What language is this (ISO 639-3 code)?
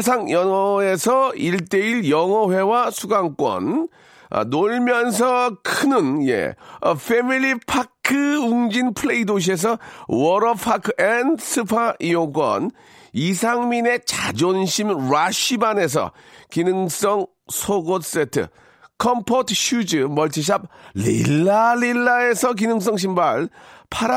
kor